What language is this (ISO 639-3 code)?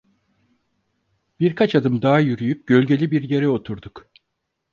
tur